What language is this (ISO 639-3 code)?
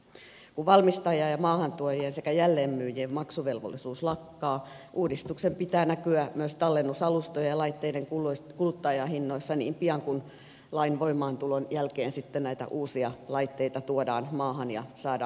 fin